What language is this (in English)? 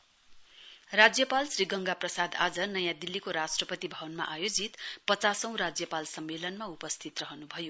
Nepali